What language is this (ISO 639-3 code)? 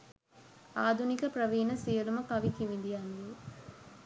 sin